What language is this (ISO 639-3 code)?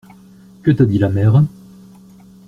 fra